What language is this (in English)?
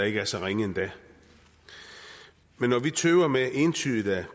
Danish